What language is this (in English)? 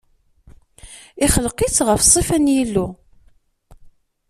Kabyle